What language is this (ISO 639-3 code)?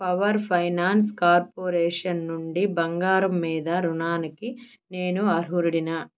tel